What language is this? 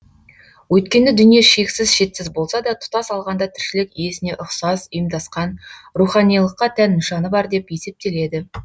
Kazakh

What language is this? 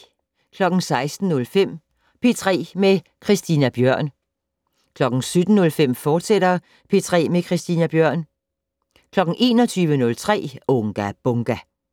Danish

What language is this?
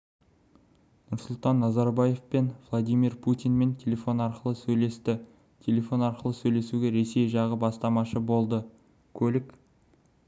Kazakh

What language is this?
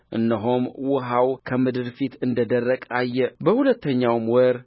Amharic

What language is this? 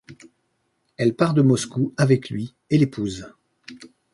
French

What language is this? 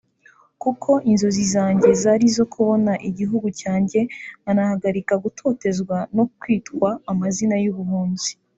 Kinyarwanda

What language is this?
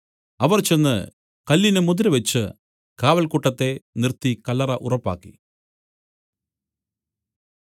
Malayalam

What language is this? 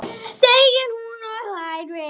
Icelandic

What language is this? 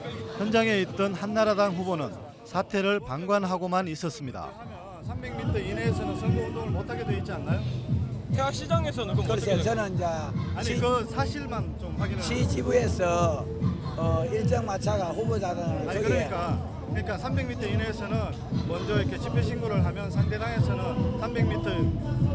Korean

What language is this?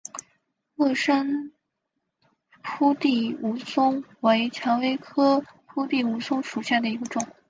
Chinese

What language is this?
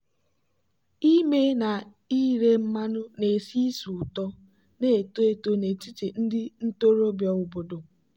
Igbo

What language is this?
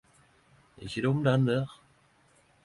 Norwegian Nynorsk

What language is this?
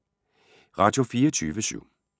Danish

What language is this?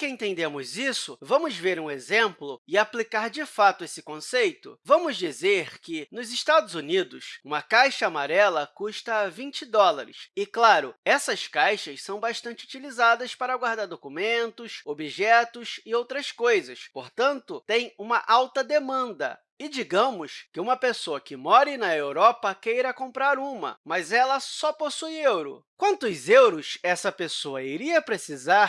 Portuguese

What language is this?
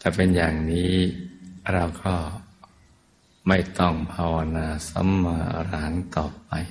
Thai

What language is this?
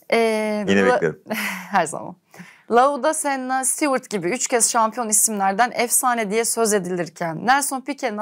Turkish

